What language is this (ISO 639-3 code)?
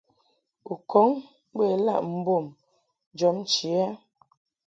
mhk